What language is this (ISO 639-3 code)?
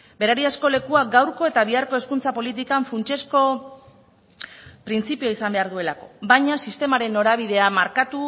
eus